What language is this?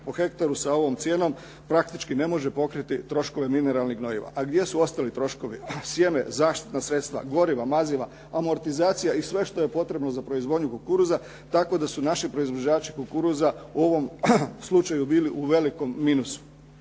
Croatian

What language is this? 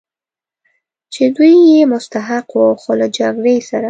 Pashto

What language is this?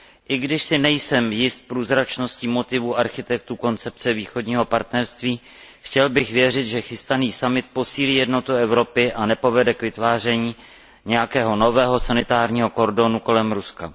Czech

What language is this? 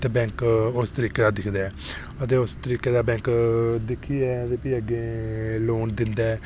Dogri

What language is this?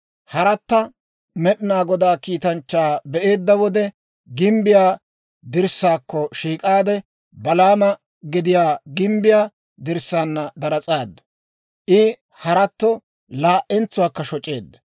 Dawro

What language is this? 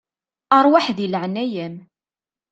Kabyle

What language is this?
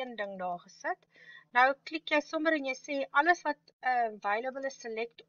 Dutch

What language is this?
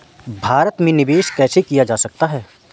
Hindi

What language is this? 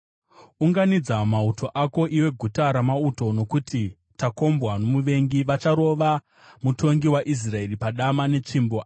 Shona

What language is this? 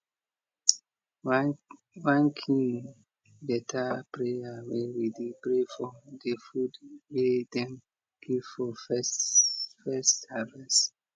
Nigerian Pidgin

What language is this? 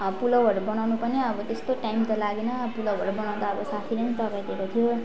Nepali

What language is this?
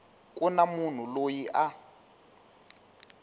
Tsonga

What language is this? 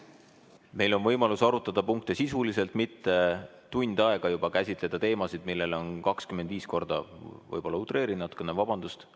Estonian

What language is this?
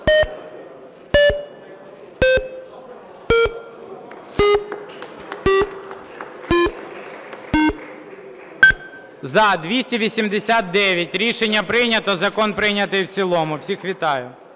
Ukrainian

